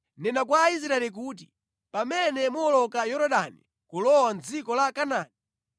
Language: Nyanja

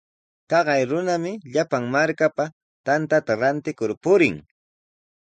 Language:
Sihuas Ancash Quechua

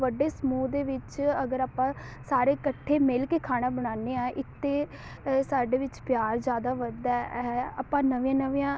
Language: Punjabi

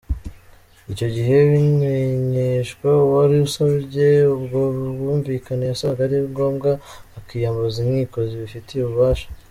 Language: Kinyarwanda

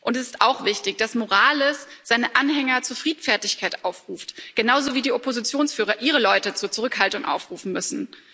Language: German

